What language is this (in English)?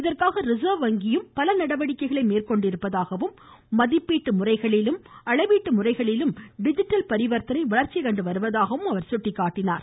Tamil